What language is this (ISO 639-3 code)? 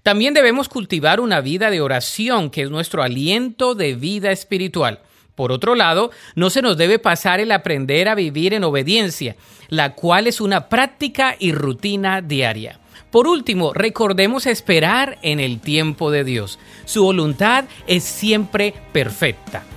spa